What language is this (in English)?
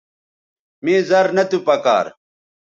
Bateri